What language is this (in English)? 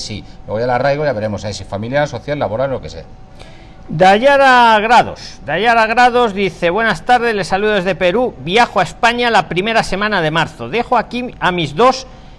Spanish